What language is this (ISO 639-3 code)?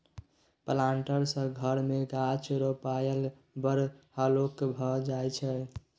mai